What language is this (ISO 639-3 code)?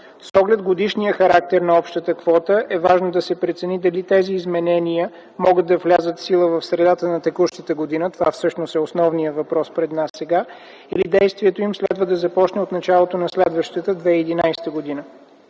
bul